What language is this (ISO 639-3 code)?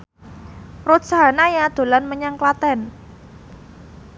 jav